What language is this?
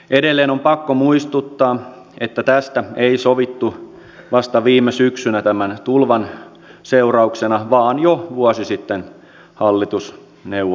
Finnish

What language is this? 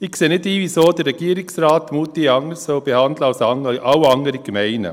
Swiss German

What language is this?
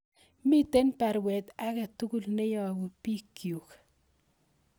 Kalenjin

